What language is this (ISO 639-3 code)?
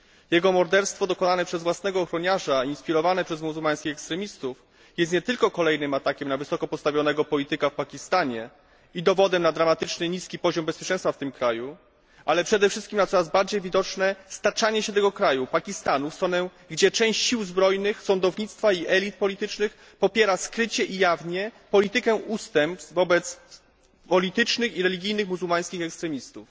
pol